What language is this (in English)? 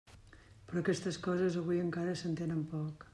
Catalan